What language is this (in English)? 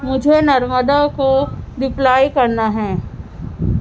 Urdu